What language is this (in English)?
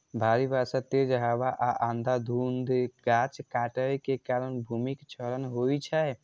Maithili